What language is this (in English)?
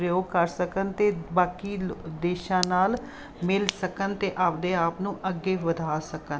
Punjabi